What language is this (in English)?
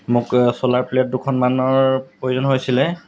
Assamese